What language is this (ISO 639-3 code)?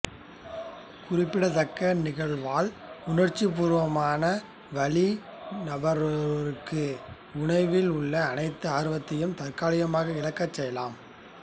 tam